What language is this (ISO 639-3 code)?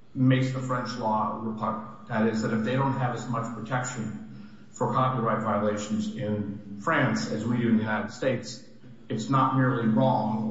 eng